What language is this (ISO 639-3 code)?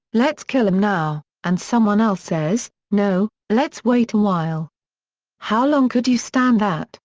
eng